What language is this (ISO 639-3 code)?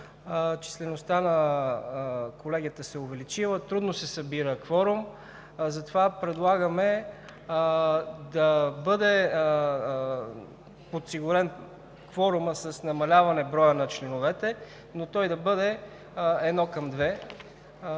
bul